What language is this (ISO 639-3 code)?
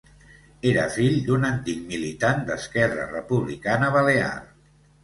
cat